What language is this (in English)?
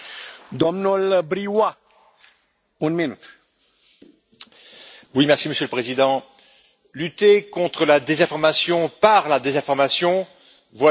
French